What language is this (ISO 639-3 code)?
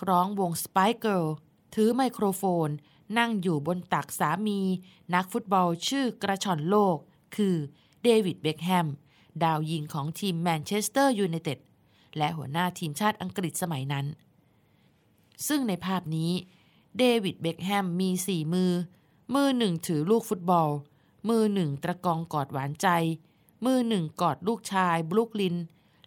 tha